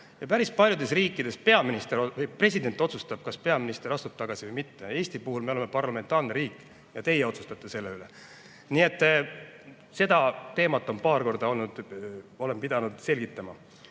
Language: Estonian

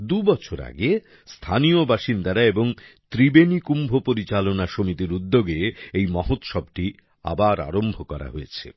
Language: Bangla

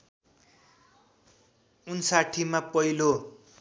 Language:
Nepali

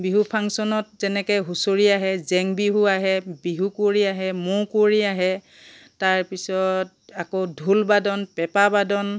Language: Assamese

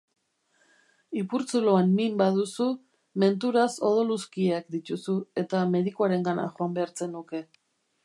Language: Basque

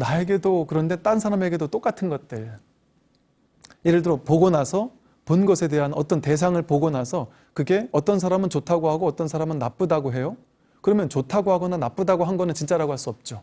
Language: Korean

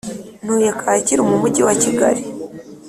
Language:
Kinyarwanda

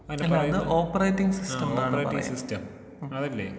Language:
Malayalam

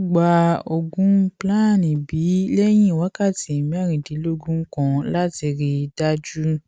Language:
Yoruba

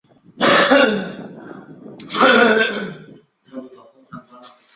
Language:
Chinese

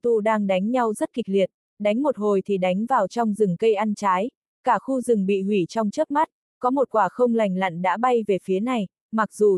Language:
Vietnamese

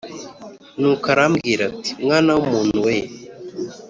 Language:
Kinyarwanda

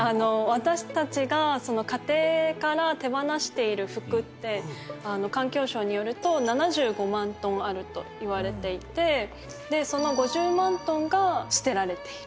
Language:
Japanese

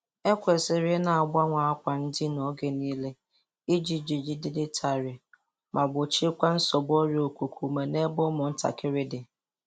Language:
Igbo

